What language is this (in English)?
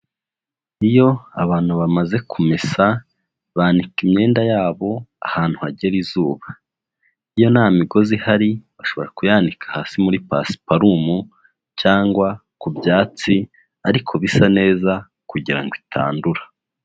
Kinyarwanda